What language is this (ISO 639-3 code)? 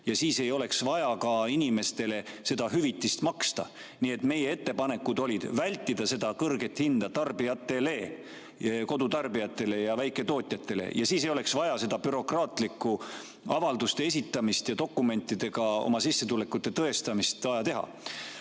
est